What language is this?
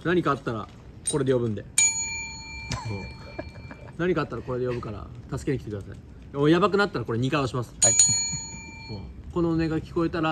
Japanese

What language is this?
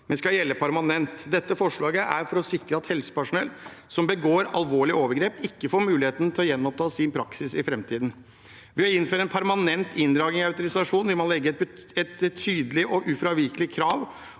Norwegian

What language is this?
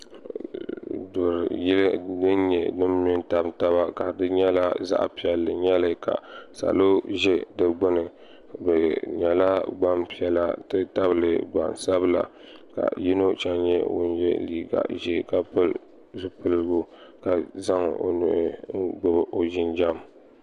Dagbani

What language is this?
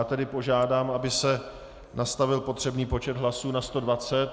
Czech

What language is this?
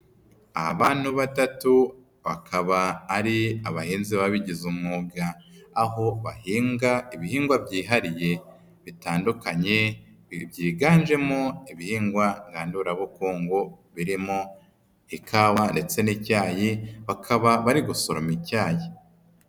Kinyarwanda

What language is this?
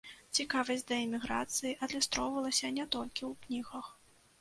Belarusian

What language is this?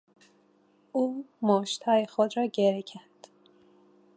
Persian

